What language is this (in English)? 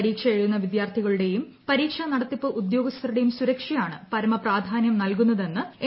Malayalam